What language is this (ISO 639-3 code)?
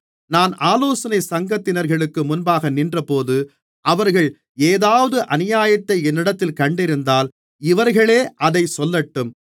tam